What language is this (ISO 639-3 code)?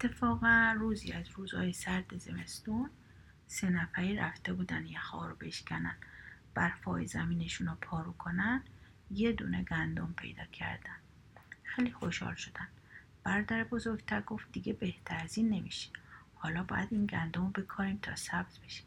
fas